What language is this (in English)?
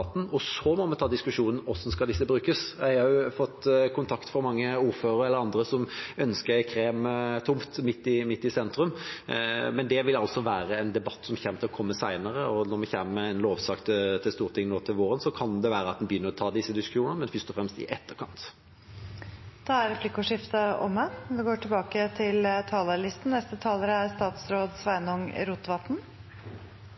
Norwegian